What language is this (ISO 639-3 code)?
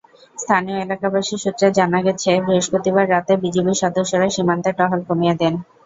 ben